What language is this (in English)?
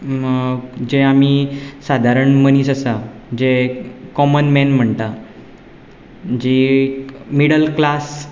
Konkani